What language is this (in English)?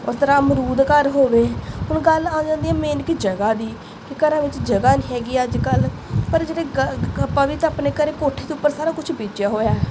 Punjabi